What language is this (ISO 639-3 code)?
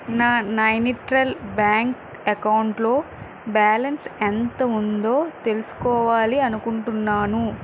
tel